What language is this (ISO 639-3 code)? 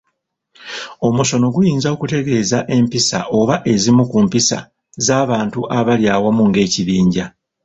lug